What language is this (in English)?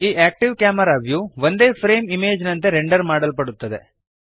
Kannada